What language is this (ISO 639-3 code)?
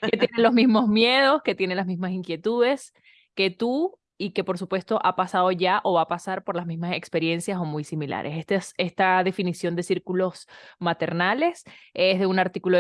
spa